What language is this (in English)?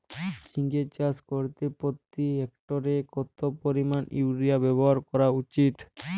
Bangla